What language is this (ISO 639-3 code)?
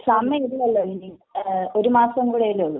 mal